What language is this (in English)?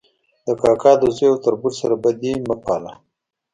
Pashto